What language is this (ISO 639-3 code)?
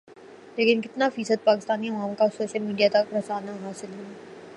urd